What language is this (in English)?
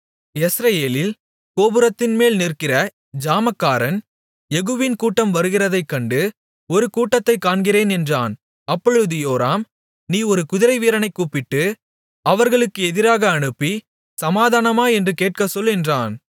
Tamil